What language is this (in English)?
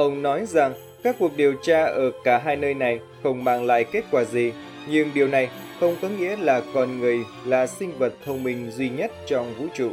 Vietnamese